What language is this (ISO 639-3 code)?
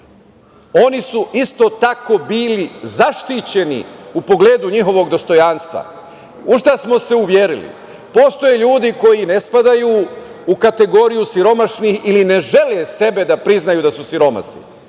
srp